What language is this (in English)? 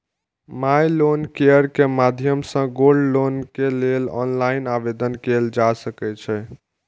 Maithili